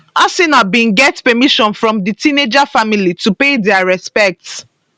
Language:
Nigerian Pidgin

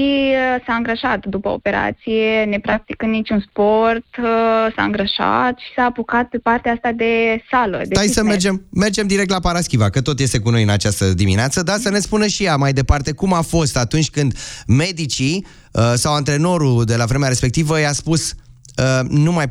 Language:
Romanian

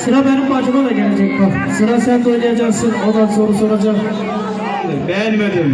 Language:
Turkish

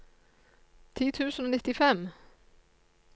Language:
Norwegian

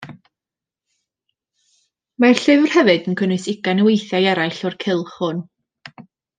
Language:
Welsh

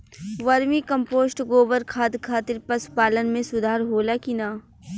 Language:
Bhojpuri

